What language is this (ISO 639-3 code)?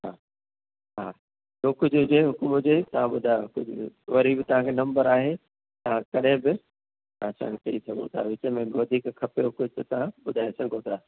snd